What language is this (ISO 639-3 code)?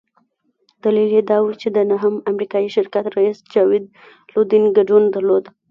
pus